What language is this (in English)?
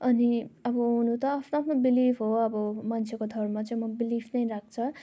Nepali